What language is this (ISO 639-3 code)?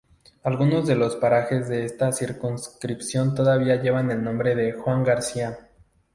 spa